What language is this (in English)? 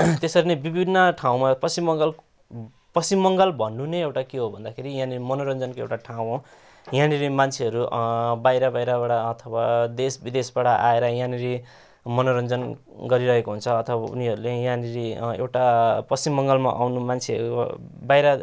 Nepali